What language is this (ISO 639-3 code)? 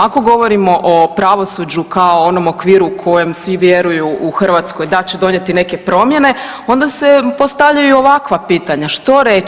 hrv